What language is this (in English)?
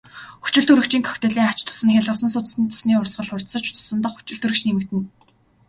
Mongolian